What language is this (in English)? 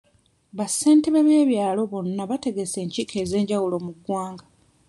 Ganda